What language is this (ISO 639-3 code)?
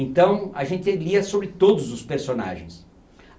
por